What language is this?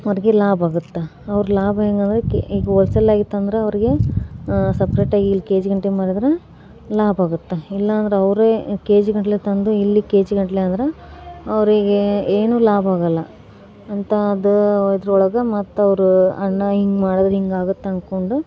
Kannada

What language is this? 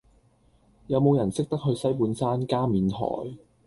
Cantonese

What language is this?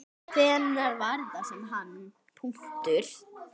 Icelandic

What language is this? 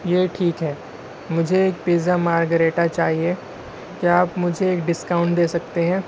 Urdu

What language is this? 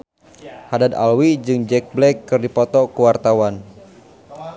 Sundanese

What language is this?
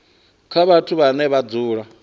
Venda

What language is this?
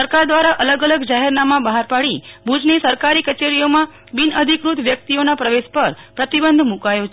Gujarati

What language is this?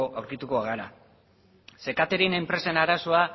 Basque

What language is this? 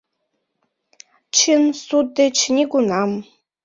Mari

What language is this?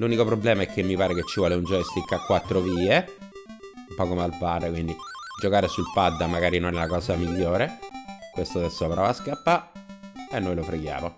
Italian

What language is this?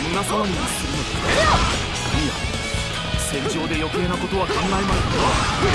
Japanese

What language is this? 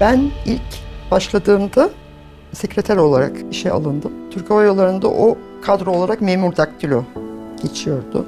Turkish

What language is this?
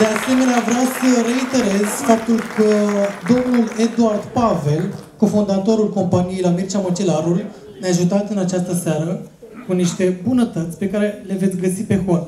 Romanian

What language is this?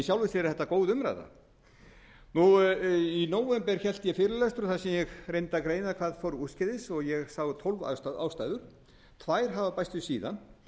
Icelandic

